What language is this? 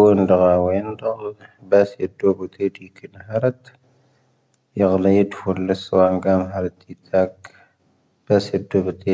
Tahaggart Tamahaq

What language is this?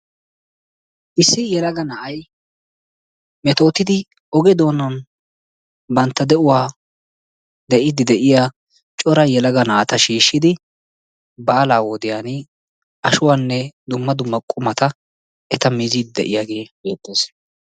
Wolaytta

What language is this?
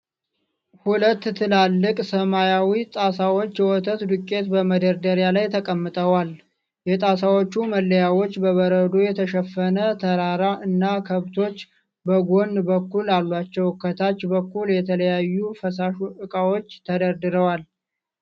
Amharic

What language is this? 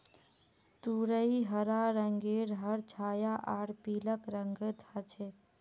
Magahi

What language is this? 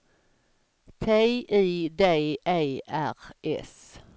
Swedish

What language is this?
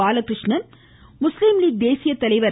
Tamil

